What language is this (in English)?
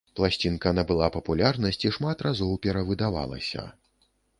Belarusian